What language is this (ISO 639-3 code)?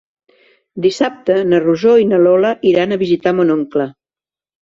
cat